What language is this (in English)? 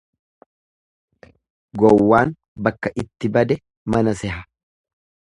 Oromo